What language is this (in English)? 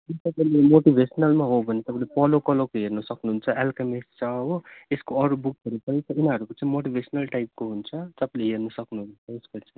Nepali